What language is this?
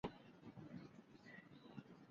Chinese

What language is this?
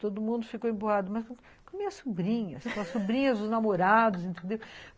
Portuguese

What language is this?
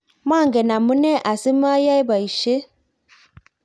Kalenjin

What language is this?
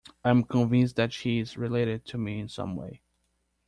English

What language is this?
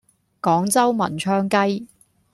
Cantonese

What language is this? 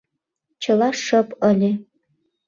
Mari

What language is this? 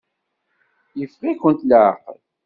Kabyle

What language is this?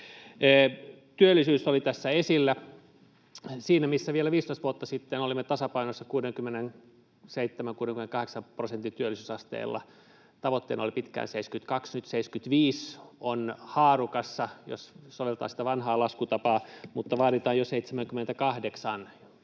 Finnish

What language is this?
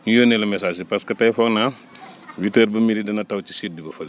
Wolof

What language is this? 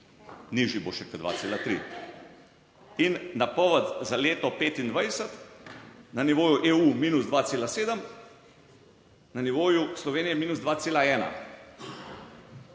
Slovenian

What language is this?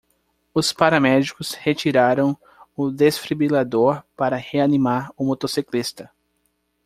Portuguese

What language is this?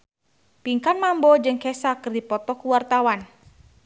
Sundanese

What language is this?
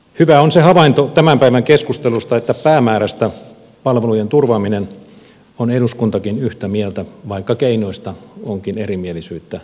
Finnish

